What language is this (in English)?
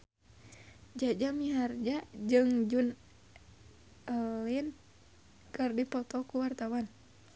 Sundanese